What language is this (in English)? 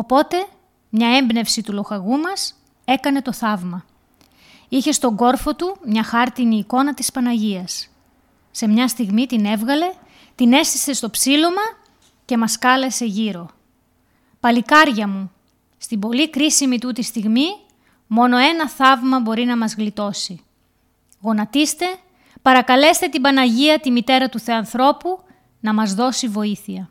Greek